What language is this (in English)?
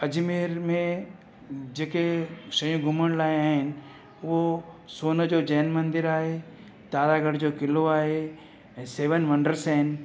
Sindhi